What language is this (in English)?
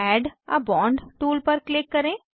Hindi